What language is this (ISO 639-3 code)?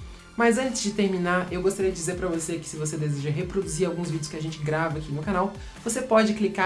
por